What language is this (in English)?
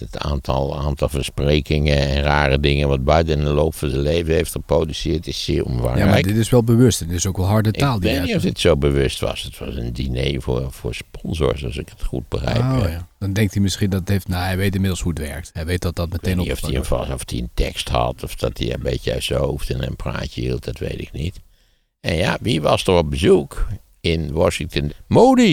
Dutch